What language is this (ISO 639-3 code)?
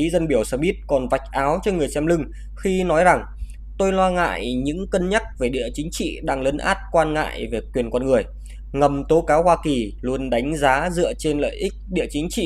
vie